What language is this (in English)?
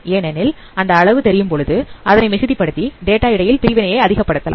Tamil